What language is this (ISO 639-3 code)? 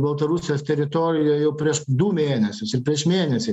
lit